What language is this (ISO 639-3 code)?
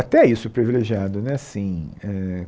por